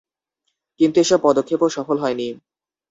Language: Bangla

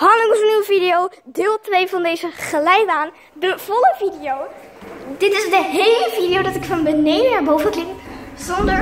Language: Dutch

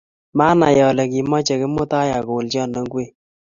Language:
Kalenjin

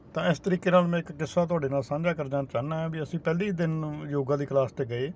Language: Punjabi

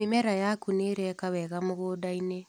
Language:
Kikuyu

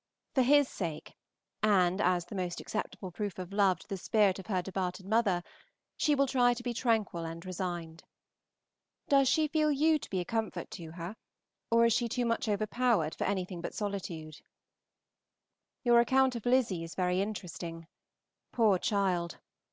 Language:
English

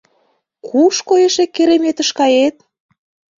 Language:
Mari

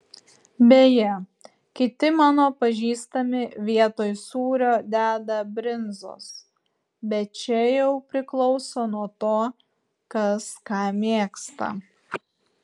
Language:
Lithuanian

